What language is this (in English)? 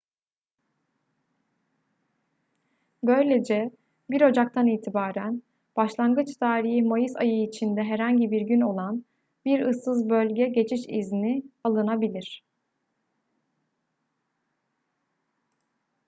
Turkish